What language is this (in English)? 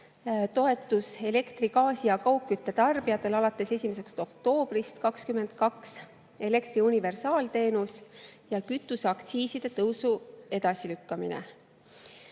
Estonian